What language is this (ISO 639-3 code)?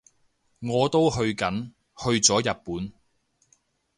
yue